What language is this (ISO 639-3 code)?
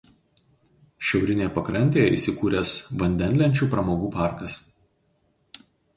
lit